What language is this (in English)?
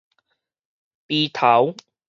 Min Nan Chinese